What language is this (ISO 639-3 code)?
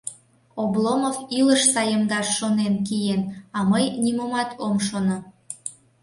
chm